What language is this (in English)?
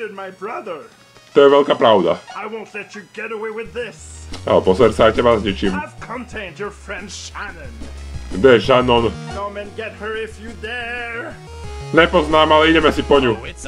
Czech